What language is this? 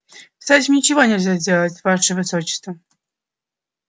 Russian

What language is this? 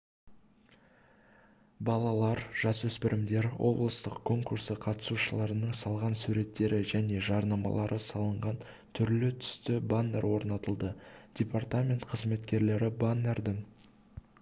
Kazakh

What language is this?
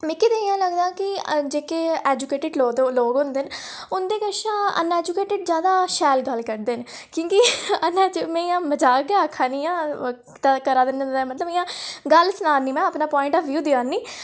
Dogri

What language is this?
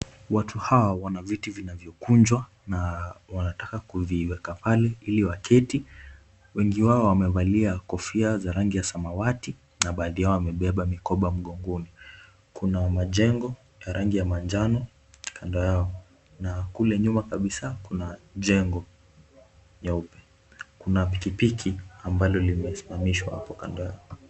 Swahili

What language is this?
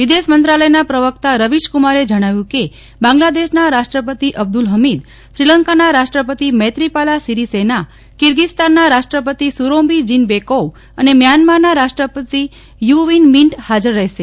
Gujarati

